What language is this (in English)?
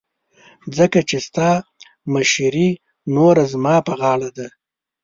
Pashto